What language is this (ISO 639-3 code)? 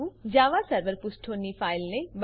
guj